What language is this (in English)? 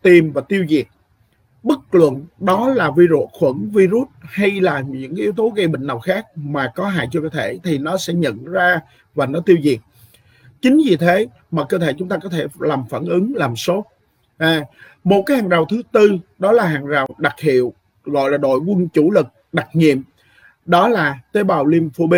Vietnamese